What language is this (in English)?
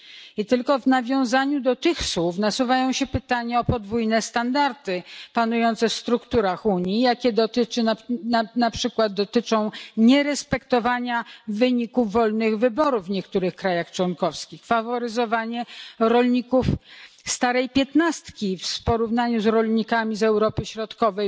Polish